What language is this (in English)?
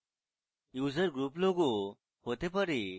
Bangla